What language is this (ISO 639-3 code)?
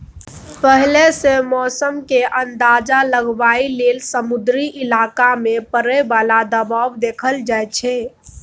mai